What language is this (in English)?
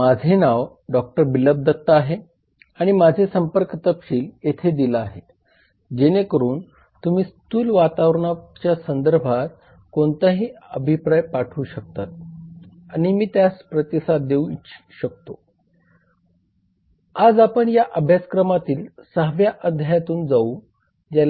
Marathi